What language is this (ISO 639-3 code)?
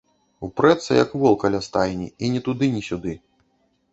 bel